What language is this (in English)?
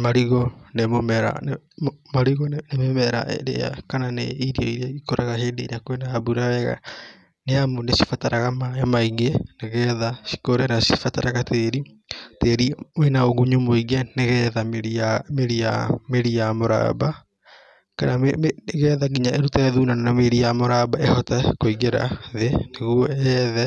Kikuyu